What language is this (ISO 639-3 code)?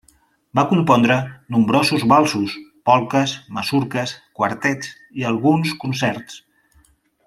cat